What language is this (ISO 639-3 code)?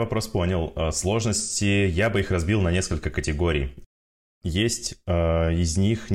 rus